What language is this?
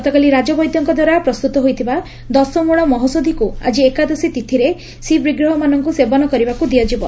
Odia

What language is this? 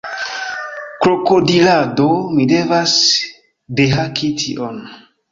Esperanto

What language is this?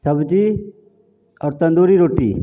Maithili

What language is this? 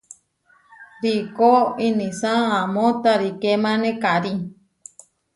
Huarijio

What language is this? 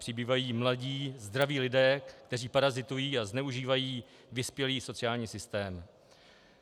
Czech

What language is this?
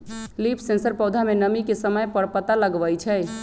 Magahi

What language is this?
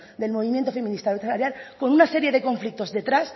Spanish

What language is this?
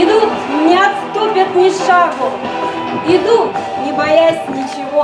Russian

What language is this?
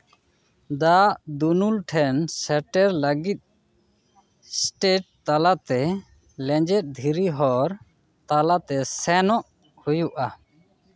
Santali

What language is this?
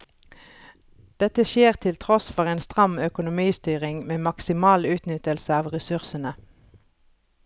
Norwegian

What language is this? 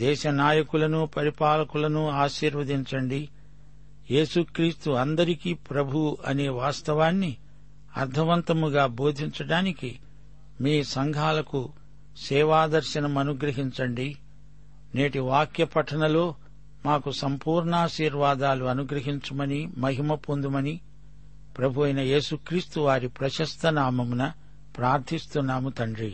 Telugu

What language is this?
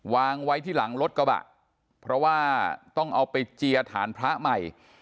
Thai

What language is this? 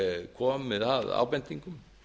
Icelandic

